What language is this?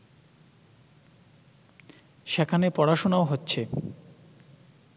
Bangla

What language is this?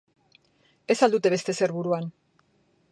Basque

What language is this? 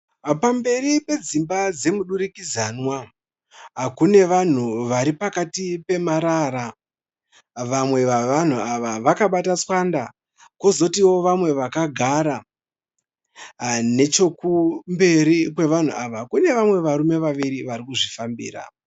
Shona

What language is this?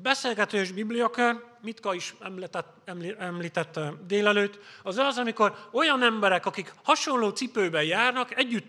Hungarian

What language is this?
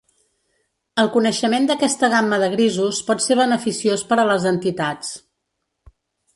Catalan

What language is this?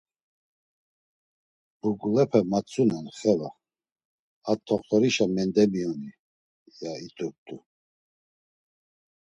Laz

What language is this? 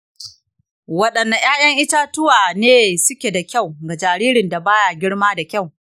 Hausa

